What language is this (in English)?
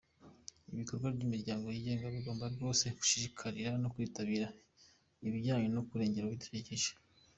Kinyarwanda